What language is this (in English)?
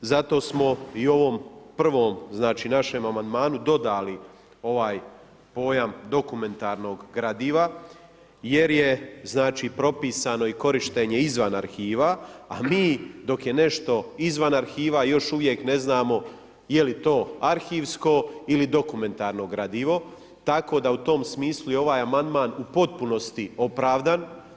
Croatian